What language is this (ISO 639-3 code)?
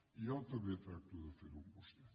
cat